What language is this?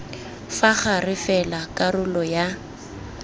Tswana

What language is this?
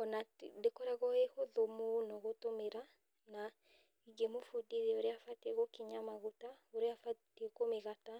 Kikuyu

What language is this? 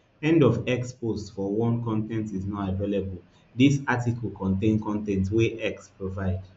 Nigerian Pidgin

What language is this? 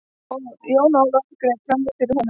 Icelandic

